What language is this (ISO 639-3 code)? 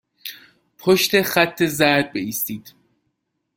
fas